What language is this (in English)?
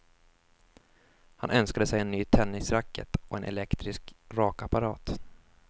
Swedish